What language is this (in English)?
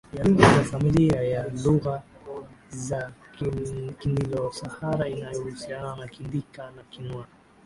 Swahili